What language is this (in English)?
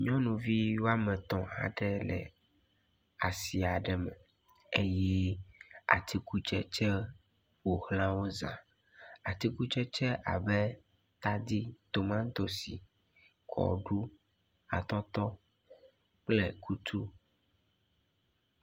Ewe